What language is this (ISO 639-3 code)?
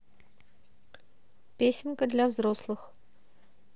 rus